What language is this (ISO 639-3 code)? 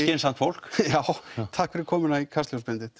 isl